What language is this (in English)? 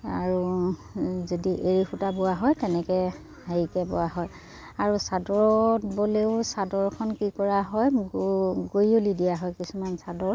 Assamese